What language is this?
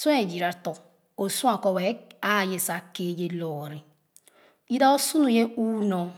Khana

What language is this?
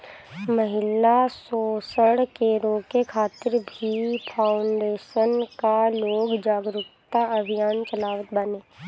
Bhojpuri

